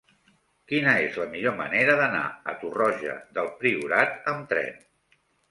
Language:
Catalan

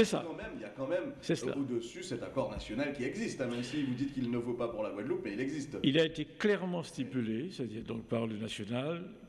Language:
French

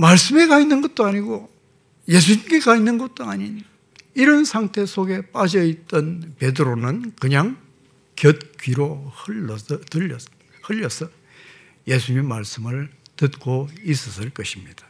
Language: Korean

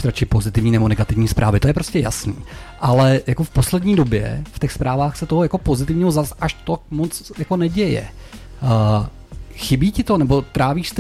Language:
Czech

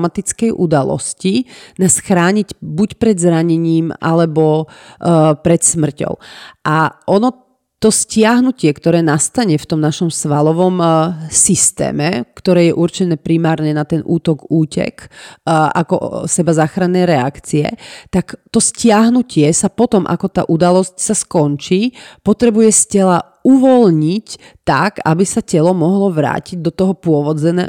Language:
Slovak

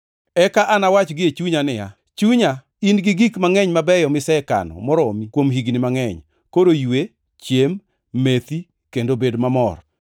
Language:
Luo (Kenya and Tanzania)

